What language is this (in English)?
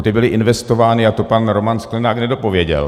Czech